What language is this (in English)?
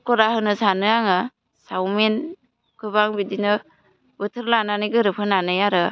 Bodo